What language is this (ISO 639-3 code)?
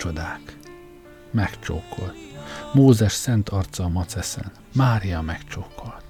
hun